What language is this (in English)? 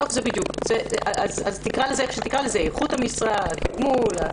Hebrew